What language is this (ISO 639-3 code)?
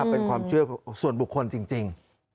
tha